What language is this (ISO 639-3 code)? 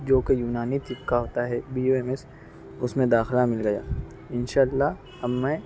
urd